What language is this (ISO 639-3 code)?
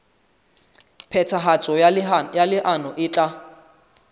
sot